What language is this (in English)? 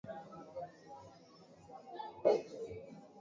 Swahili